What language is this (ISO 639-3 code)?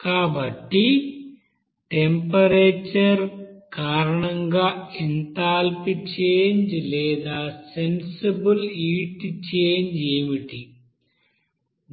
tel